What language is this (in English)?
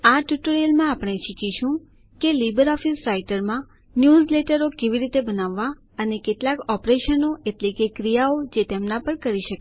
Gujarati